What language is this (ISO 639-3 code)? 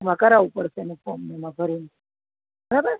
guj